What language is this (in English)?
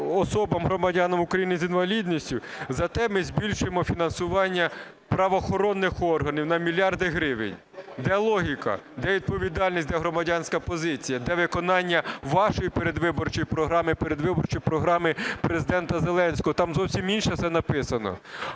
Ukrainian